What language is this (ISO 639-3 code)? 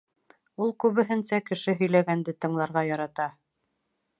bak